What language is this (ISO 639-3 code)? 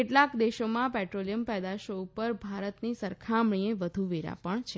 guj